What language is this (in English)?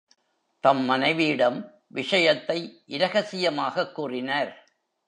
Tamil